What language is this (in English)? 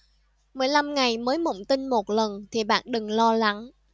Vietnamese